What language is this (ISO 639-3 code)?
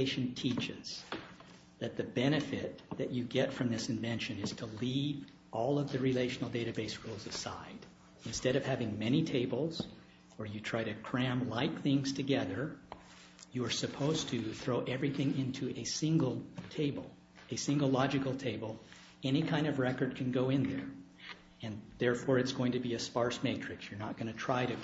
eng